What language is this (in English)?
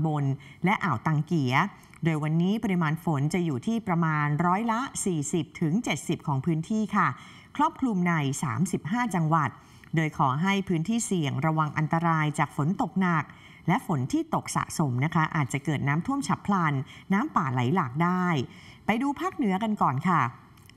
Thai